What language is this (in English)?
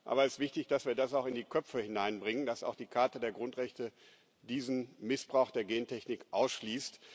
German